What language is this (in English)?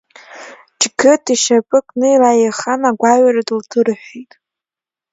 Abkhazian